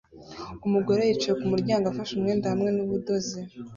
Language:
Kinyarwanda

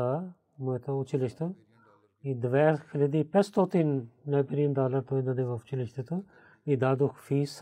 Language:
Bulgarian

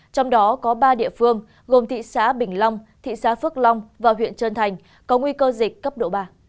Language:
Vietnamese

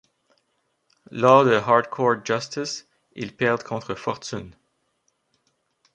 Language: French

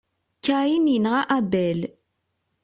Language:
Kabyle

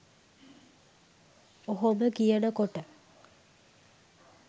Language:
Sinhala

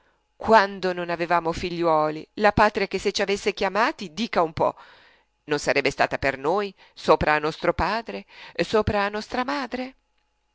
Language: Italian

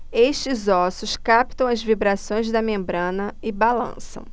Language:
Portuguese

